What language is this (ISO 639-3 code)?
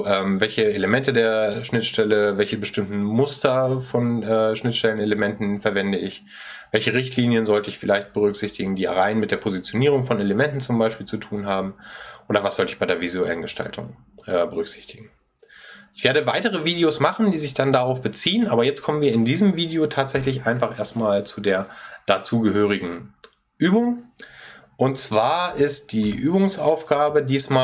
deu